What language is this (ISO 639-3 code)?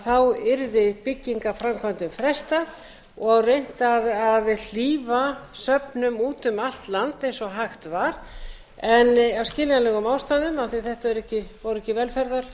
isl